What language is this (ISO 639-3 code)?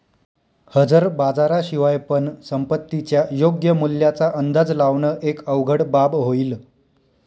mar